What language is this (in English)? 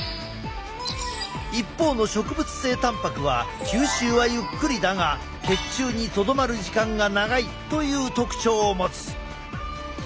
Japanese